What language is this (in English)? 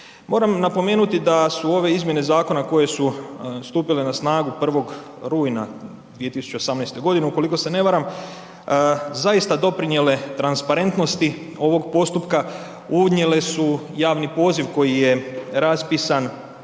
Croatian